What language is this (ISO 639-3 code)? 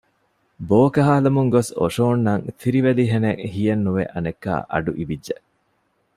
div